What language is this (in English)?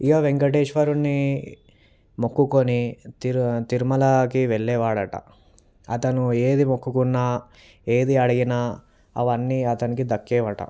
Telugu